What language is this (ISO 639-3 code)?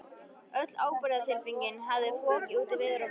isl